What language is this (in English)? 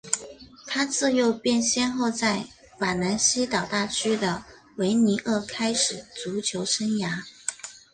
Chinese